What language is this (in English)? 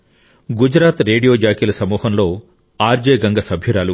Telugu